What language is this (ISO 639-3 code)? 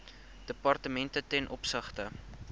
afr